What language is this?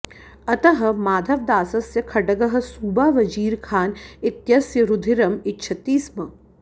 Sanskrit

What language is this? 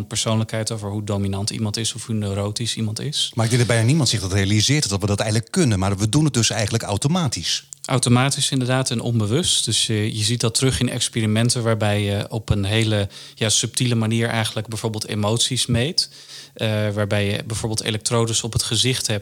Dutch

